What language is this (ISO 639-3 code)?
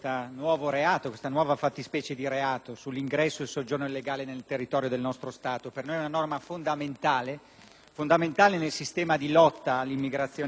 ita